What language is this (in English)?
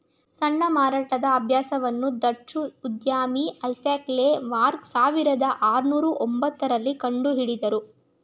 Kannada